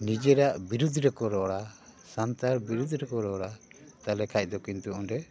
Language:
Santali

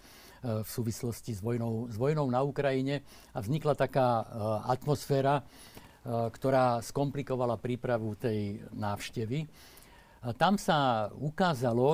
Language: Slovak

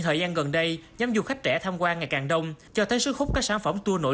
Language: Vietnamese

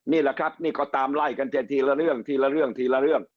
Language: Thai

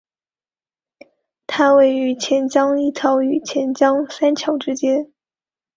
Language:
Chinese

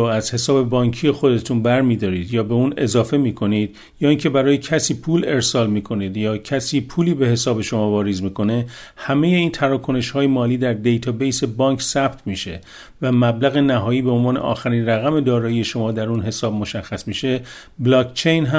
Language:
Persian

